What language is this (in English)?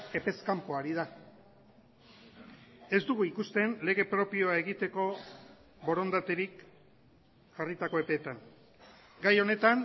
Basque